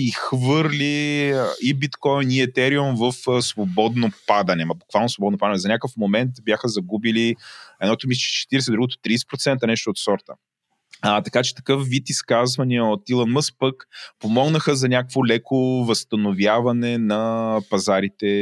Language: Bulgarian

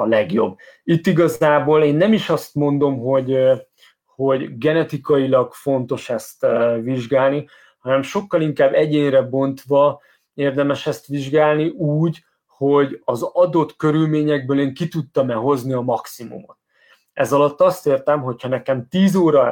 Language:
Hungarian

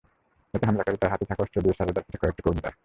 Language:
Bangla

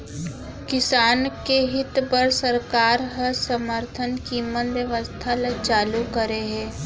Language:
Chhattisgarhi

